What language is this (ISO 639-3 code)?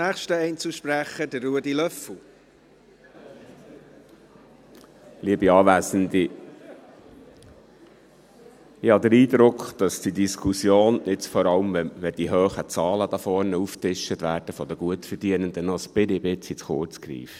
gsw